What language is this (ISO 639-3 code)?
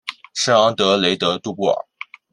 zho